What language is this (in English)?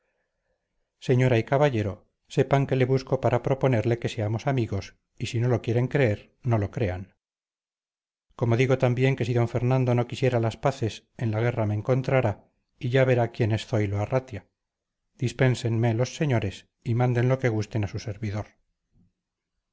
Spanish